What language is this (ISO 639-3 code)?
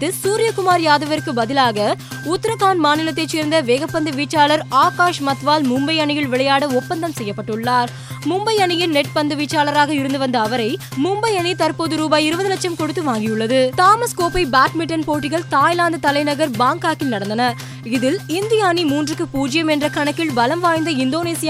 tam